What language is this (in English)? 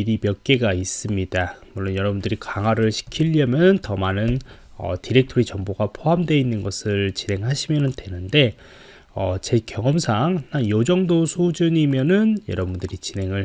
Korean